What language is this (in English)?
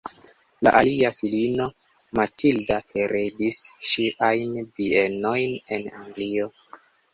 Esperanto